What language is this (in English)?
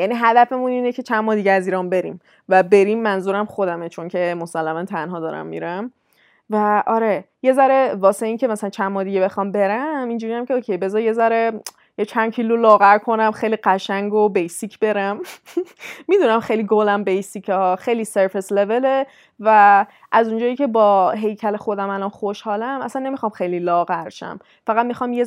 Persian